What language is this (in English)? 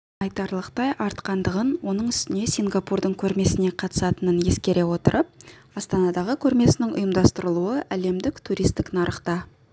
Kazakh